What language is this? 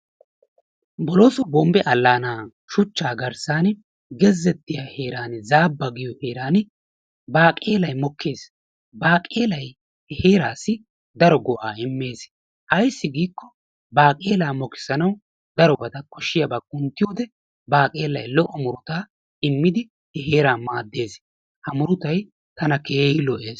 Wolaytta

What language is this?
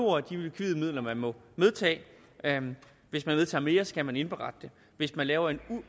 Danish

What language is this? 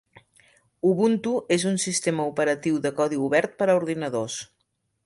Catalan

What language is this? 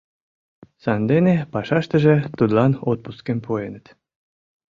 Mari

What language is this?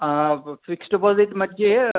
Sanskrit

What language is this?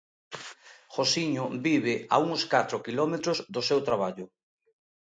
Galician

